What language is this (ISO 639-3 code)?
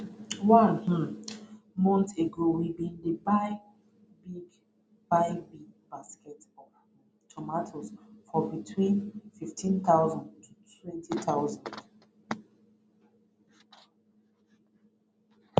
pcm